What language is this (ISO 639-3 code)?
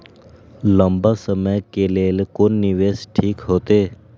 mai